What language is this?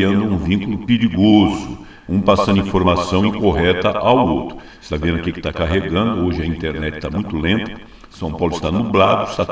Portuguese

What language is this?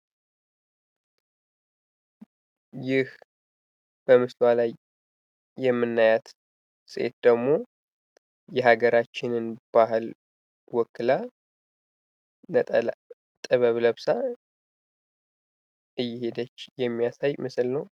Amharic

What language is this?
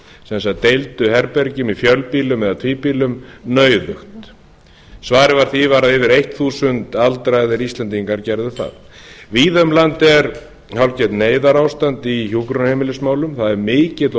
Icelandic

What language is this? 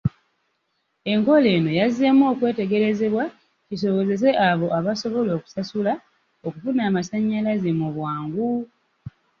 Ganda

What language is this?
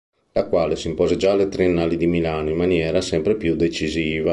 Italian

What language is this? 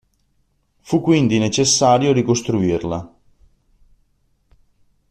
Italian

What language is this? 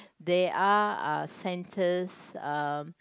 English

